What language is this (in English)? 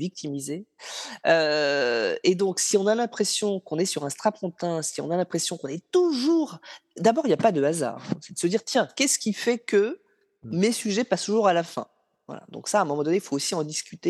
French